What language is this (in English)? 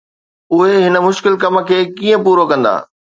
Sindhi